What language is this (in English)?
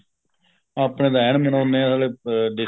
Punjabi